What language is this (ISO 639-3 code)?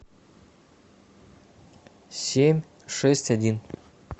rus